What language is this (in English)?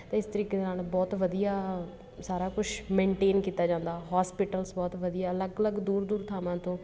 Punjabi